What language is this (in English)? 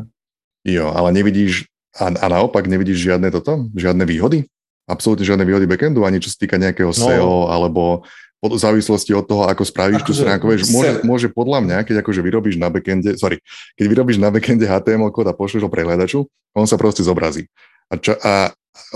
Slovak